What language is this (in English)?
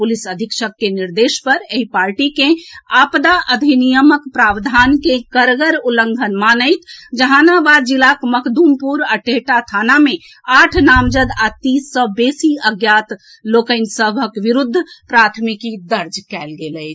Maithili